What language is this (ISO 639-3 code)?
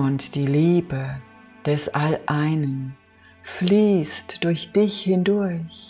deu